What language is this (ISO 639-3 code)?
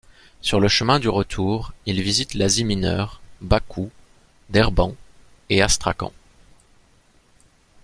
fra